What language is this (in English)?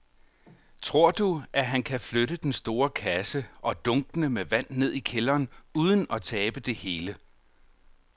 Danish